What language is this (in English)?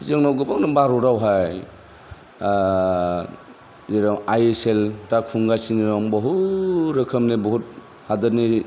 Bodo